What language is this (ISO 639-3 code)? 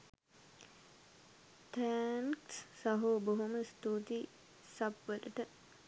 sin